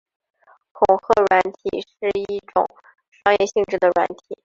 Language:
Chinese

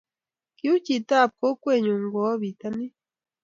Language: Kalenjin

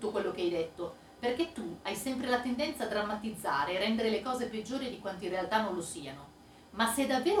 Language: Italian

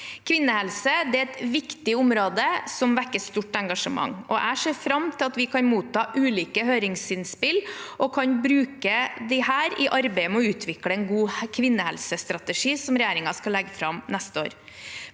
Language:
Norwegian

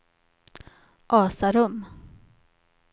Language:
Swedish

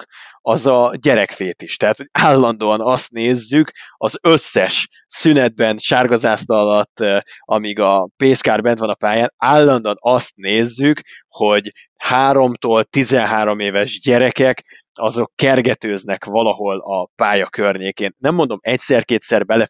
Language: Hungarian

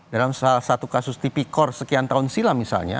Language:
Indonesian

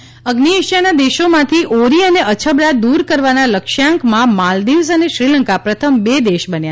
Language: Gujarati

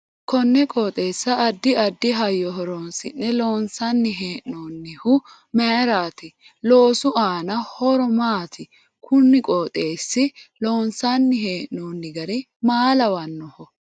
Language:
Sidamo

